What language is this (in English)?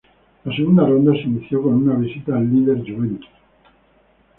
Spanish